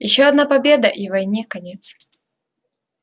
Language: Russian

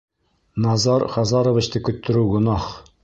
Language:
Bashkir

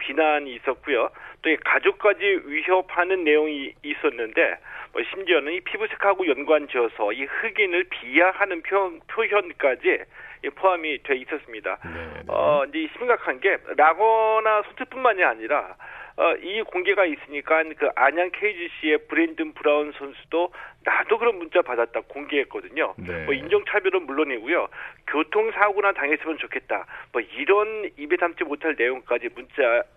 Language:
Korean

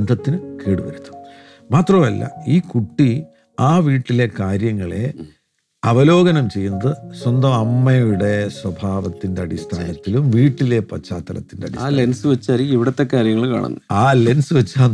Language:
Malayalam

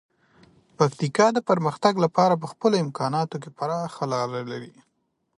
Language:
Pashto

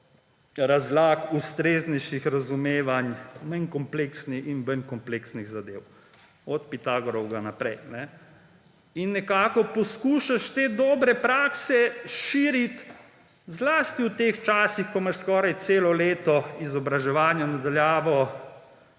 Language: Slovenian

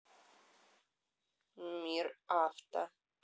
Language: Russian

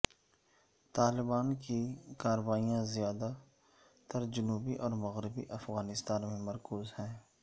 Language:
Urdu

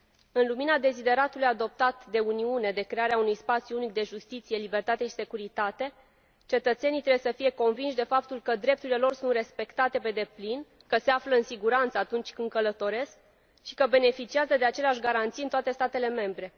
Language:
Romanian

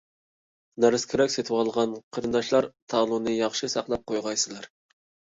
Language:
Uyghur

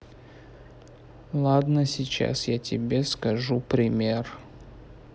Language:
Russian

